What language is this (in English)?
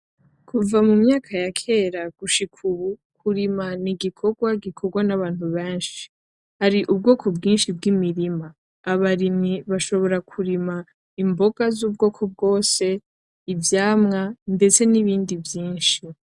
Rundi